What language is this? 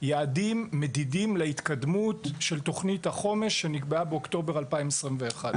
Hebrew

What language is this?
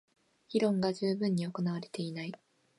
Japanese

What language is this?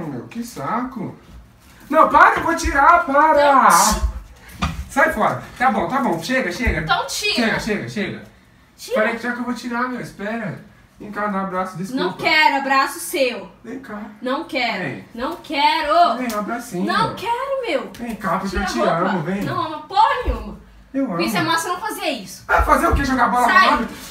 Portuguese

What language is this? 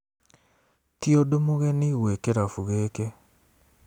Kikuyu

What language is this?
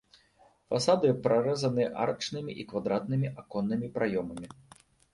Belarusian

